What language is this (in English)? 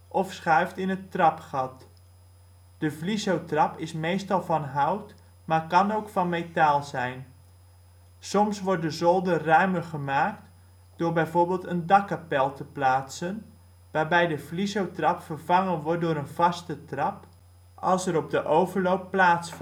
Dutch